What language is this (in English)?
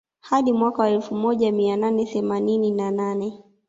Swahili